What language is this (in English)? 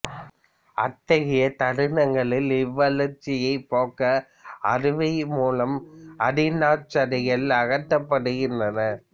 Tamil